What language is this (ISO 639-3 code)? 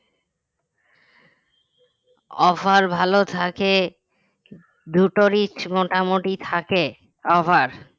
ben